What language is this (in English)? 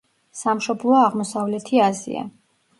Georgian